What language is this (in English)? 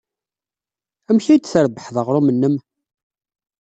Kabyle